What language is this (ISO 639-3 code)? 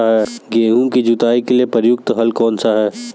hin